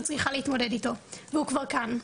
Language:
Hebrew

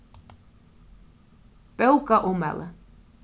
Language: Faroese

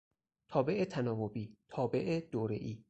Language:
Persian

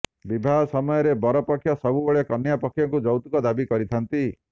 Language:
Odia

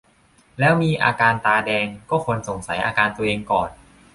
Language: Thai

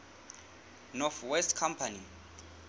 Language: Southern Sotho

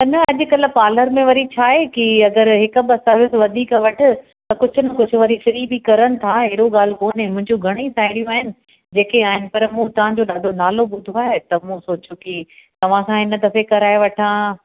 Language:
Sindhi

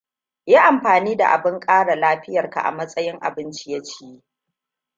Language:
Hausa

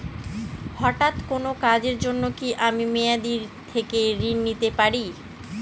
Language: Bangla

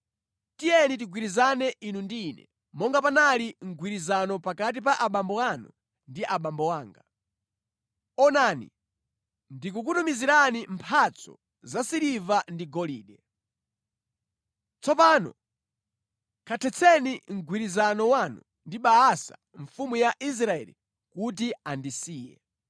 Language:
Nyanja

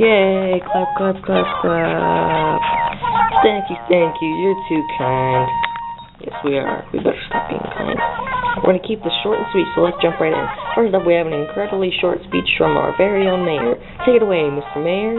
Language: English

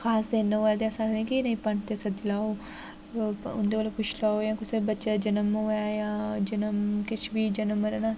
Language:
Dogri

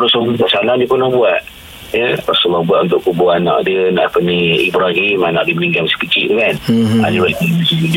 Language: Malay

